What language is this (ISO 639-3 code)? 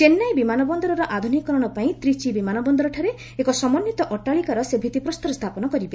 ori